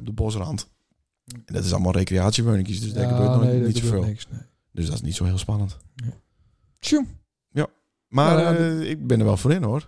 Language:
Dutch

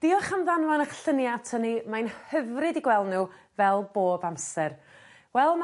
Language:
Welsh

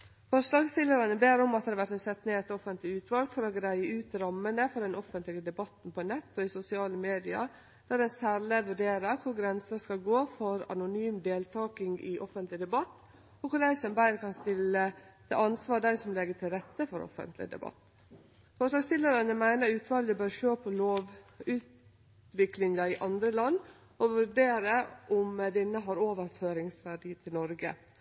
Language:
Norwegian Nynorsk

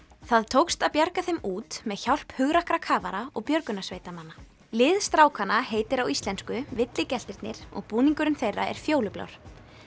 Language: Icelandic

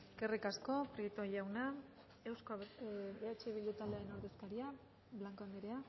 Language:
Basque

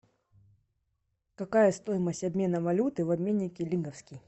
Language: Russian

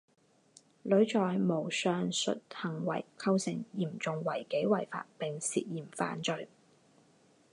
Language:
Chinese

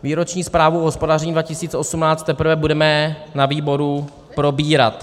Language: Czech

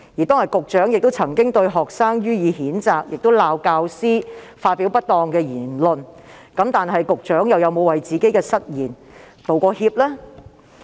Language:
Cantonese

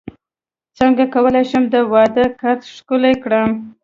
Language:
Pashto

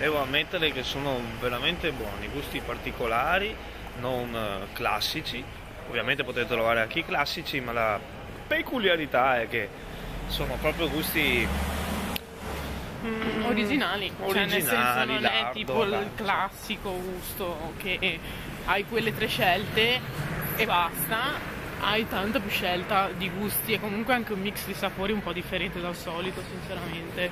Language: Italian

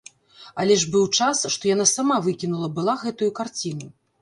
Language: Belarusian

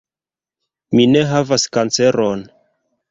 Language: Esperanto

